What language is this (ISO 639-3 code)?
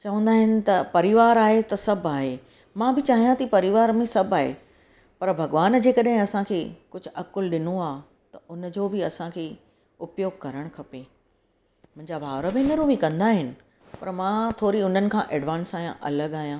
snd